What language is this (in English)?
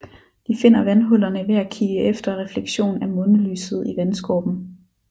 Danish